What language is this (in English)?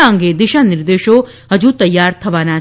Gujarati